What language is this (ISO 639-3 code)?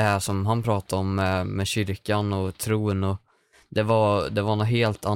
swe